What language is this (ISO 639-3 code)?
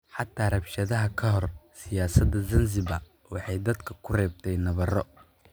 som